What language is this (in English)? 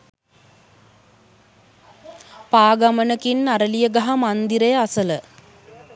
Sinhala